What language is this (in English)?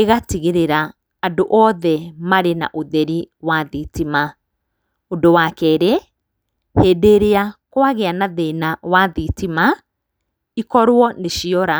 Kikuyu